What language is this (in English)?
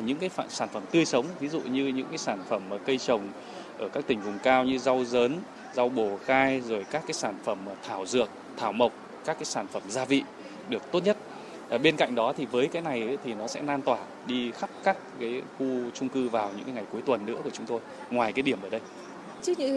Vietnamese